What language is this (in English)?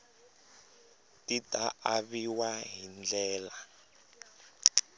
Tsonga